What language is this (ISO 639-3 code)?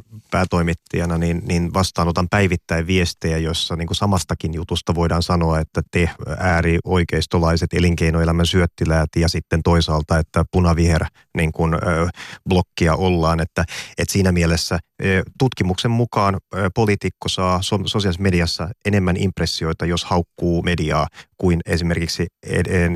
fin